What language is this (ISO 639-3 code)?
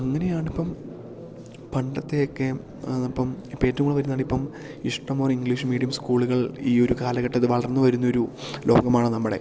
mal